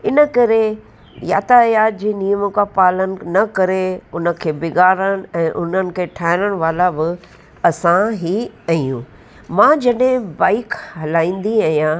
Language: Sindhi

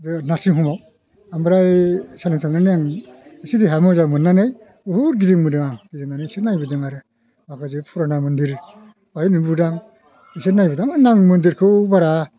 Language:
Bodo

